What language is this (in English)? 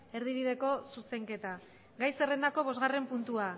Basque